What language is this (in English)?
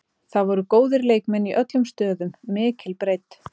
Icelandic